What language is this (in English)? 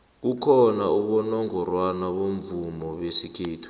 South Ndebele